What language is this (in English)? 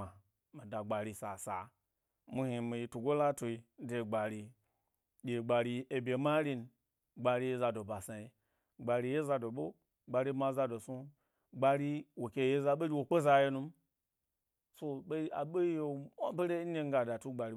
Gbari